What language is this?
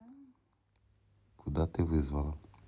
Russian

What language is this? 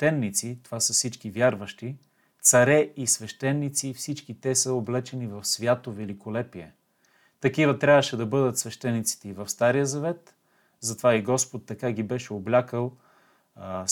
Bulgarian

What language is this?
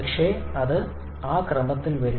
Malayalam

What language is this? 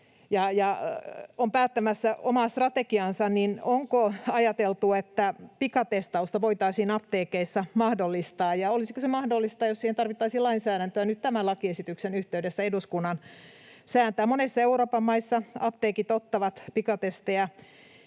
Finnish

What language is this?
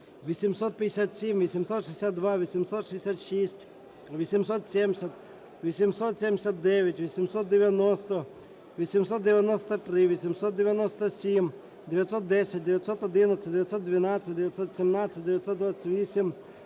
Ukrainian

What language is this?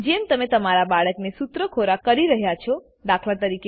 Gujarati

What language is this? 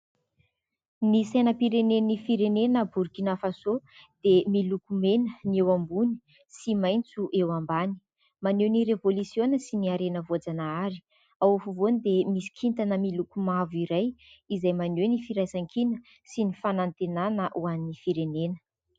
Malagasy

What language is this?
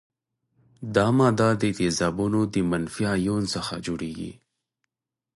Pashto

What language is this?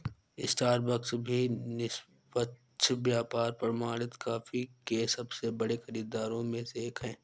Hindi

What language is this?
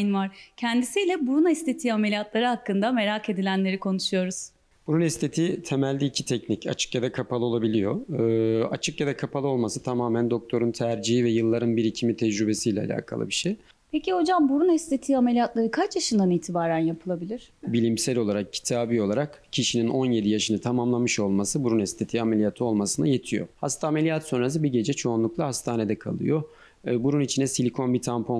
Turkish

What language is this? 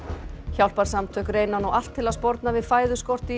Icelandic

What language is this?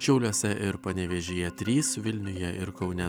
Lithuanian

